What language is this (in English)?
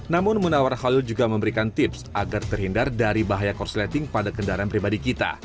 Indonesian